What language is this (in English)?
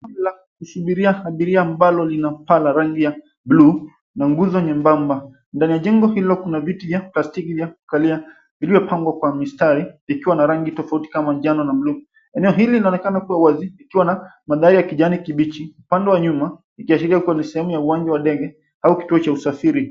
Swahili